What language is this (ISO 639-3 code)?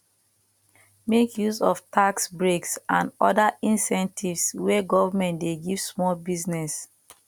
pcm